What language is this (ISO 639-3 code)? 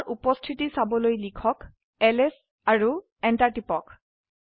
asm